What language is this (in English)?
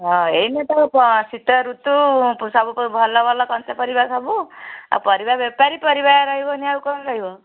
Odia